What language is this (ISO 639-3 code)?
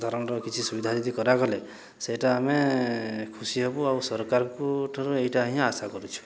ori